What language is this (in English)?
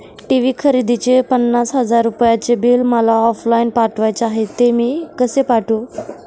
Marathi